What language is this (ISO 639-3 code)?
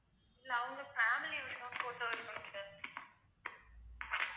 tam